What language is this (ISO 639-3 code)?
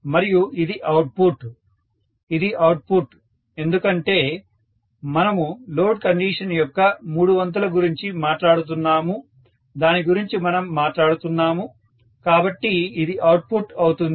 tel